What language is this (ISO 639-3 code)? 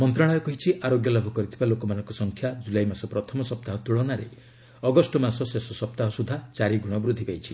ori